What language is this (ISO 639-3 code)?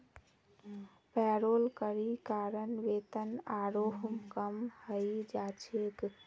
mag